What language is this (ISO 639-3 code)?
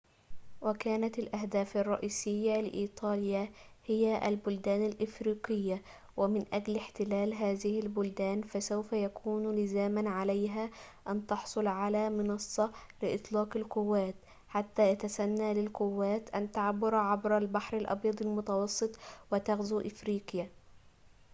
ara